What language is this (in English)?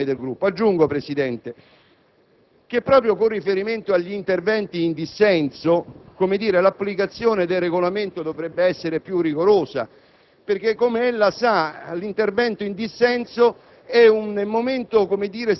Italian